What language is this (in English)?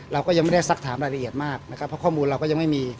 Thai